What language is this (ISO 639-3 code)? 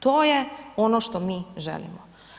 hrv